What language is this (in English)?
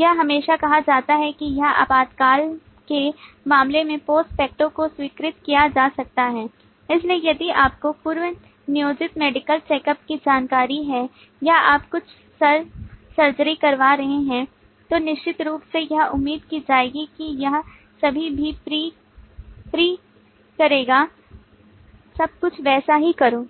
Hindi